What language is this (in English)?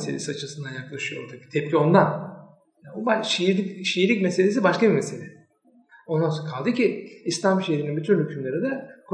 Turkish